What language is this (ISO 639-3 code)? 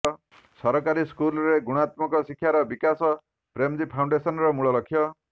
ori